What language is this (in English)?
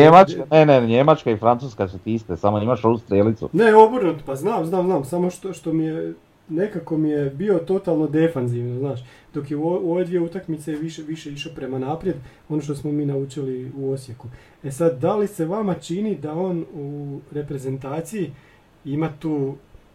Croatian